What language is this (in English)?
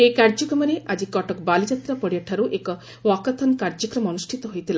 Odia